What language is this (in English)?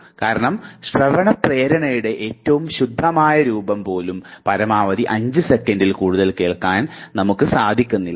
Malayalam